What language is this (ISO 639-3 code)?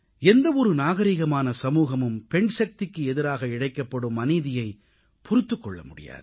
tam